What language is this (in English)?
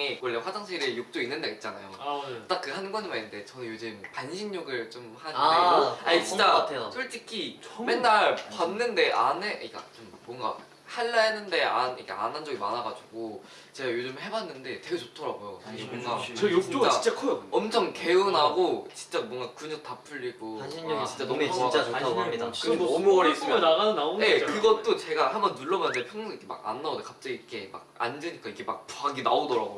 Korean